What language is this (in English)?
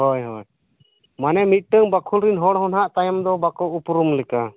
Santali